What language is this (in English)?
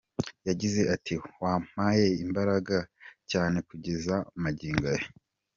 Kinyarwanda